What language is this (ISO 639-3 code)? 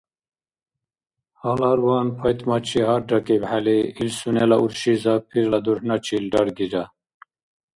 dar